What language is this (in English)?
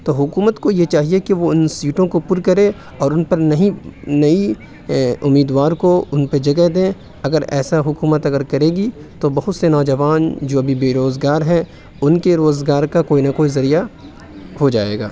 Urdu